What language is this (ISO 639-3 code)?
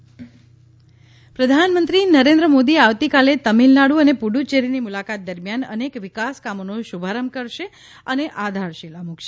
guj